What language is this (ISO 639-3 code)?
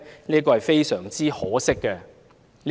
yue